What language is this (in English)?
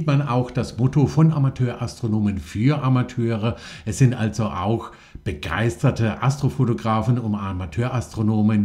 German